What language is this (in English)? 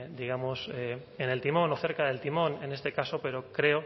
Spanish